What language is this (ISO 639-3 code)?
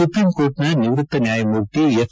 kan